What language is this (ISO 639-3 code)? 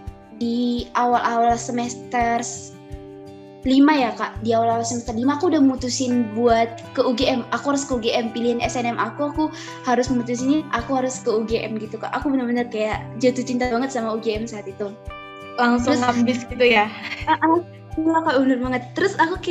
ind